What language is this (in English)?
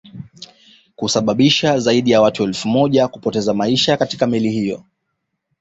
Swahili